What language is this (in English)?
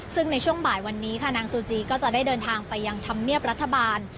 Thai